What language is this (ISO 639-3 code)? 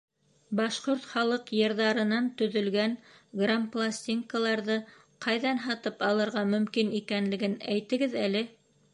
bak